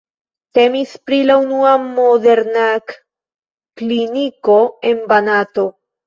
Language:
Esperanto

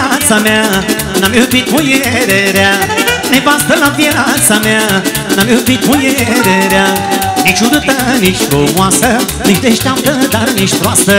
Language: Romanian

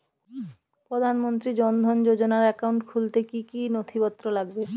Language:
Bangla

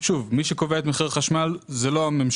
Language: Hebrew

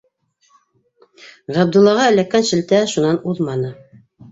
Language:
Bashkir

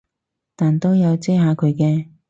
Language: Cantonese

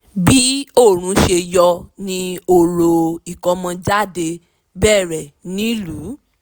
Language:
Yoruba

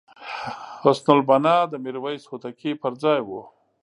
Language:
Pashto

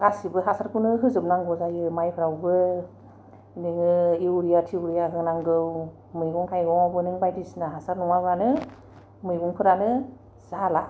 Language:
Bodo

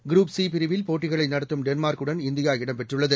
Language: Tamil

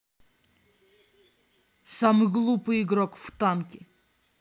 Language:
Russian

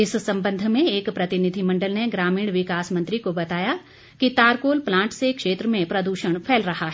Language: Hindi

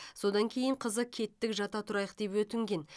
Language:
Kazakh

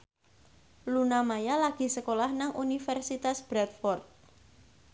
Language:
Javanese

